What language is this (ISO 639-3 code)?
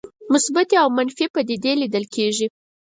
pus